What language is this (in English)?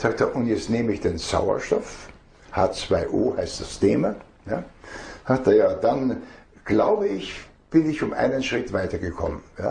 German